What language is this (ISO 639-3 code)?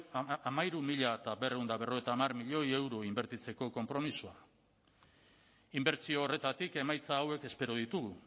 eus